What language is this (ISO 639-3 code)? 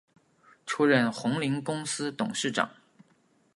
zho